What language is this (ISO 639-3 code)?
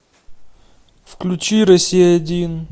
rus